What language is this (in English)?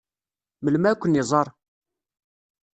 Kabyle